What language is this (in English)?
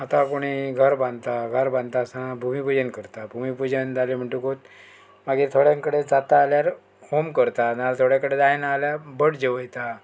Konkani